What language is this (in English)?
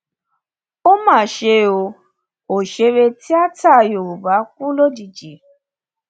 Yoruba